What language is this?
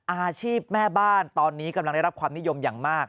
Thai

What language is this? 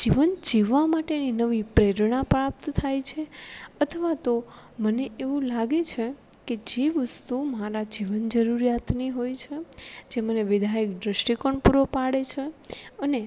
Gujarati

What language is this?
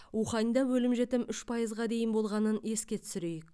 Kazakh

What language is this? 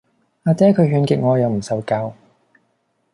Cantonese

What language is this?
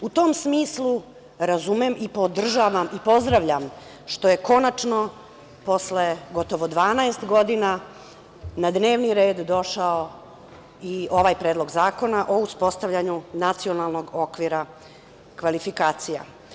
Serbian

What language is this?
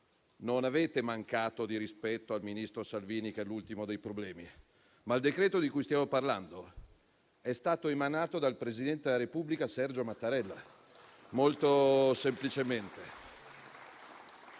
Italian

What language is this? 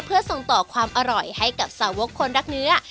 Thai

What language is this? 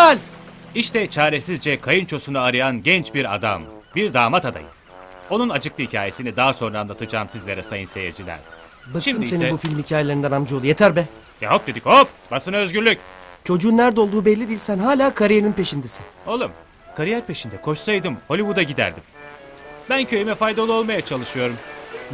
Turkish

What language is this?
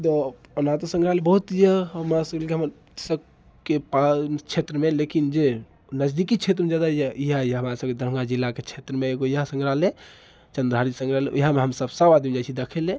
Maithili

